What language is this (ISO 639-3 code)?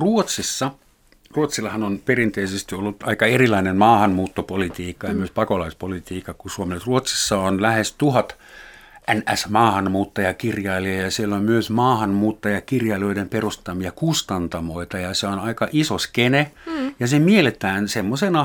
fin